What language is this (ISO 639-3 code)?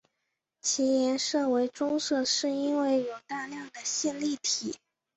zho